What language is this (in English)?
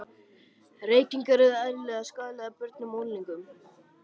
Icelandic